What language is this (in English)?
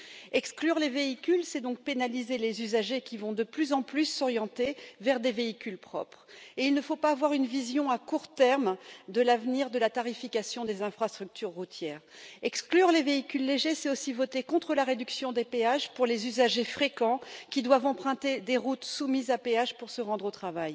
French